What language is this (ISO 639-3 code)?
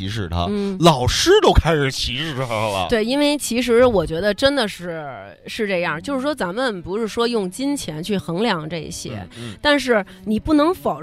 zho